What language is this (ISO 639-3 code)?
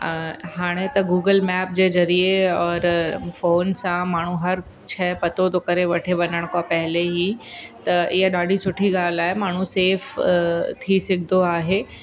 snd